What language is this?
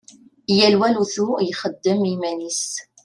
Kabyle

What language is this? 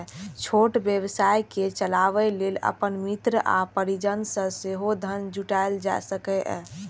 Maithili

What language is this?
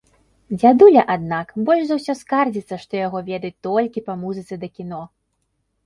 Belarusian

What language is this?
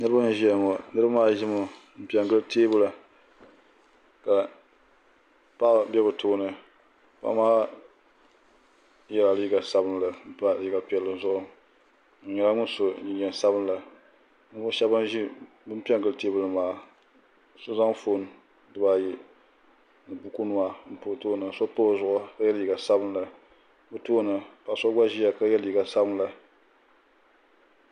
Dagbani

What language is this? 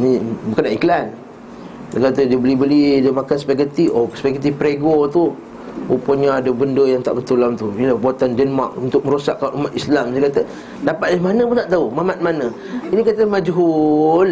Malay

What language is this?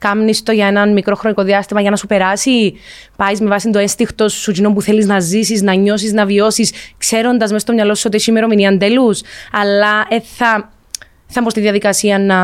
Greek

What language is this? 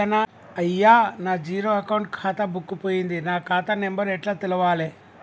Telugu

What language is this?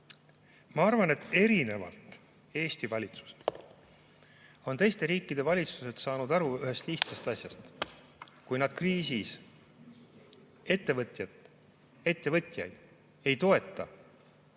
Estonian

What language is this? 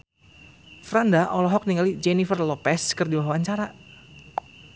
Sundanese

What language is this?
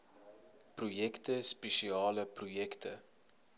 Afrikaans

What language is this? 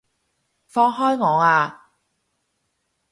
Cantonese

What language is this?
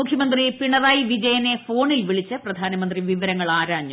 Malayalam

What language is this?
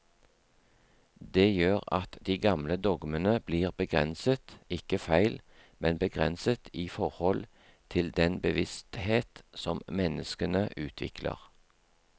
Norwegian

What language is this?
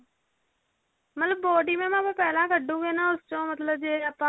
Punjabi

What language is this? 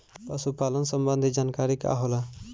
Bhojpuri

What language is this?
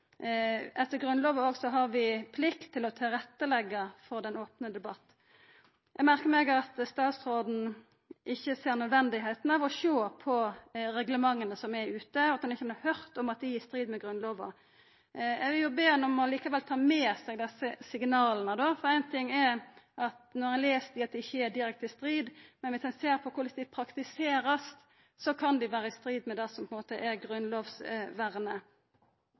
Norwegian Nynorsk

